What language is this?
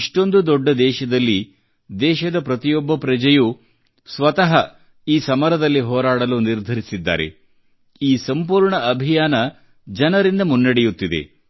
Kannada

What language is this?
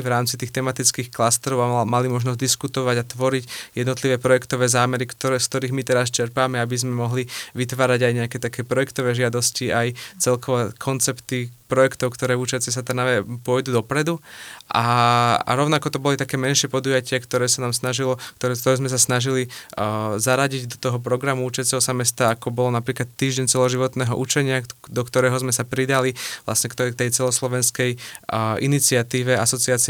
Slovak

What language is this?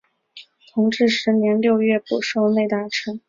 Chinese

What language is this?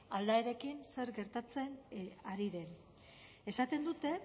Basque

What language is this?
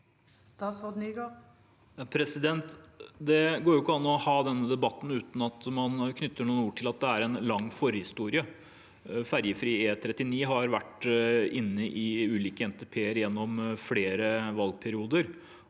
Norwegian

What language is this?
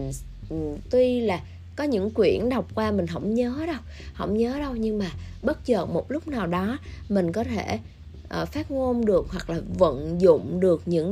Vietnamese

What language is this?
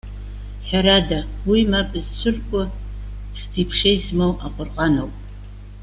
Abkhazian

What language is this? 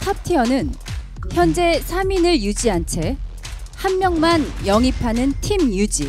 Korean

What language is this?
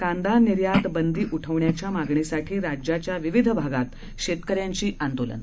Marathi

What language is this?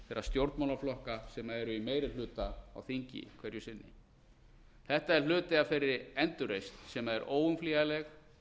Icelandic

